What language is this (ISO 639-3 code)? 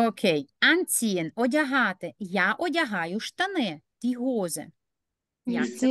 ukr